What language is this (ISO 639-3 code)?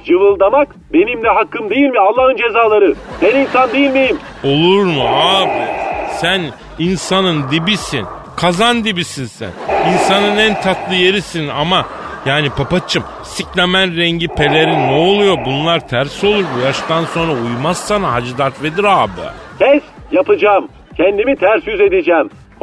tur